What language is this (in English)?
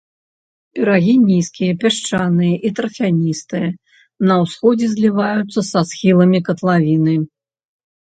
Belarusian